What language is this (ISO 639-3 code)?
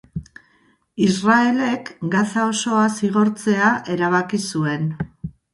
eus